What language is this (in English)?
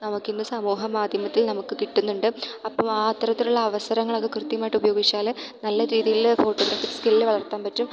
Malayalam